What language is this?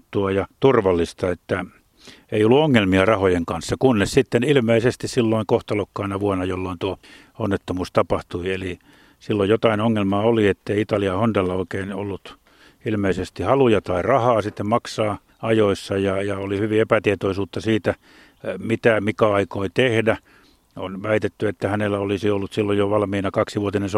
Finnish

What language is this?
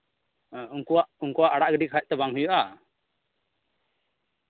Santali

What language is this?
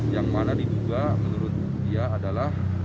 Indonesian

